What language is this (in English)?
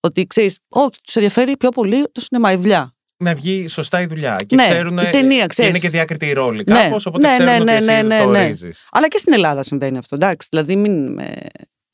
Greek